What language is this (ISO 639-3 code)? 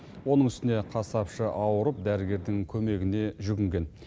kaz